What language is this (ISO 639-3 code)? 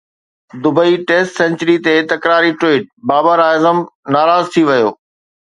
snd